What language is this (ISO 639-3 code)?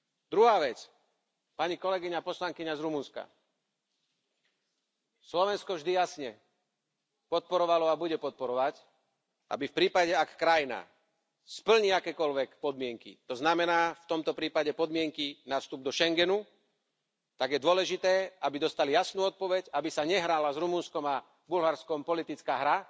slk